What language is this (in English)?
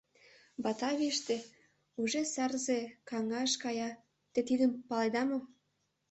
Mari